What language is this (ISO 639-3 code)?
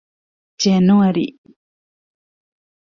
div